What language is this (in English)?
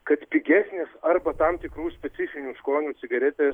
Lithuanian